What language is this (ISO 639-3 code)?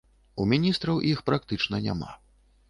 bel